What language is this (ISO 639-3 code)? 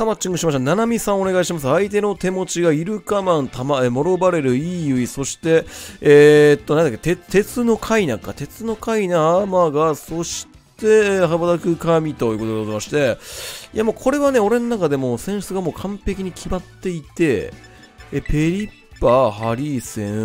jpn